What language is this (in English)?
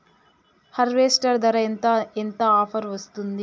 Telugu